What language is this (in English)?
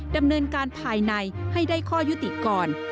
Thai